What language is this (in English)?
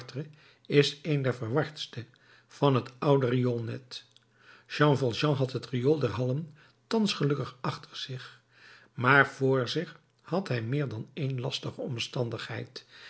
Dutch